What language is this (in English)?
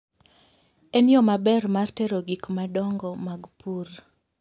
Luo (Kenya and Tanzania)